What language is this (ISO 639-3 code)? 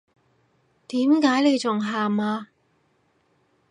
yue